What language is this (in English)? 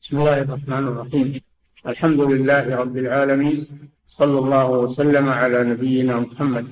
Arabic